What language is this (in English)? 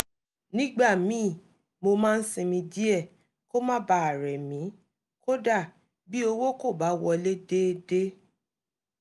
Yoruba